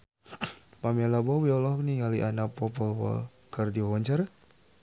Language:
Sundanese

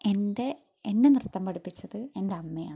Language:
Malayalam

